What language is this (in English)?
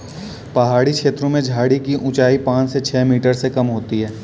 Hindi